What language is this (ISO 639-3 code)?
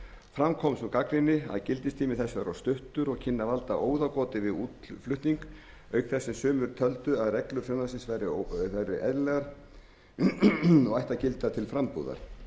isl